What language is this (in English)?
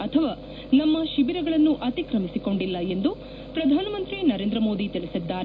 Kannada